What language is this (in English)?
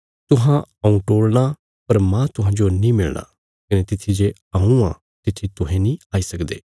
Bilaspuri